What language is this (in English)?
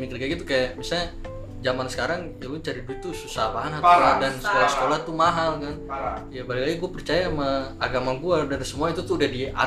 Indonesian